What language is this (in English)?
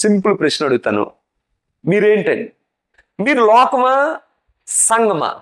Telugu